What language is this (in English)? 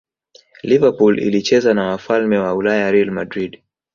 Swahili